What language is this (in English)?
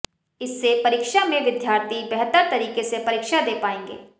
Hindi